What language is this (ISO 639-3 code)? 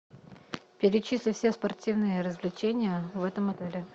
rus